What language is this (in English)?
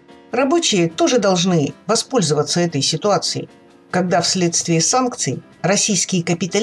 Russian